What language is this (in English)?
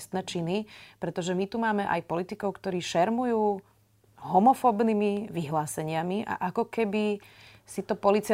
Slovak